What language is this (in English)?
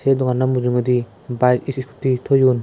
Chakma